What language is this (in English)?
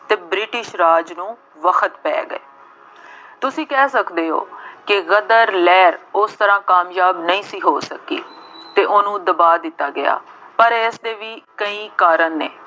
Punjabi